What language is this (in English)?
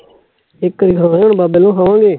Punjabi